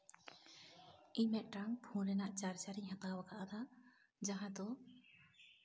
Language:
Santali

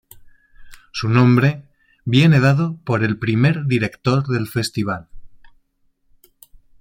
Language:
Spanish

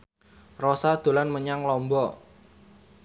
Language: Javanese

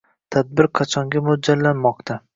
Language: Uzbek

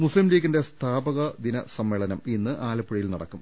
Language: Malayalam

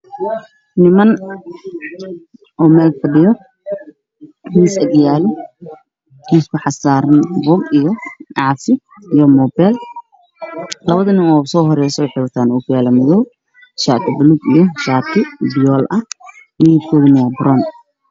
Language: Somali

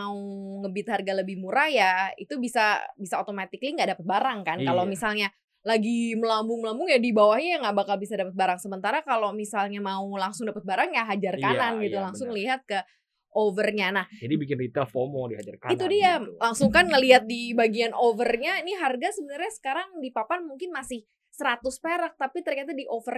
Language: Indonesian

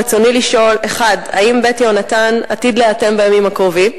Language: Hebrew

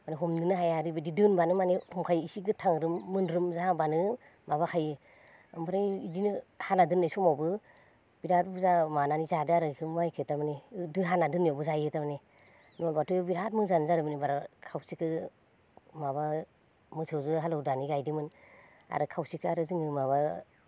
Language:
Bodo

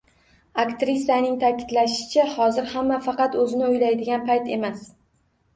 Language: Uzbek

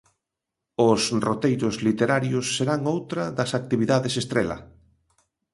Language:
Galician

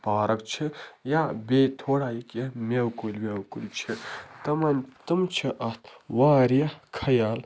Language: Kashmiri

